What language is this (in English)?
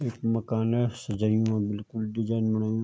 Garhwali